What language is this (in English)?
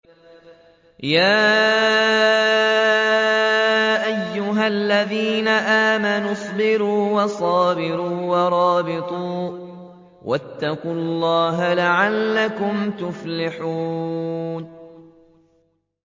Arabic